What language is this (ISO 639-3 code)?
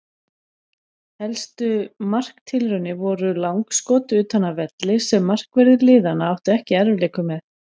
isl